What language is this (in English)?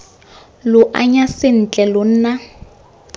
Tswana